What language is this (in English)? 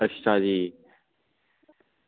Dogri